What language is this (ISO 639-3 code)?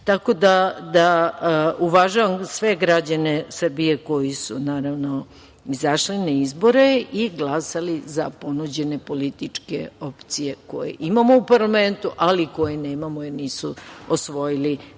srp